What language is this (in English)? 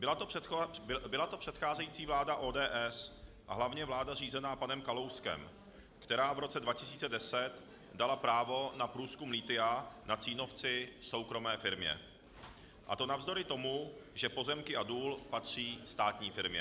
Czech